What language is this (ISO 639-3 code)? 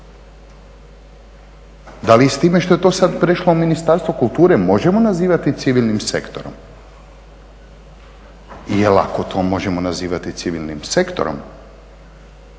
hrv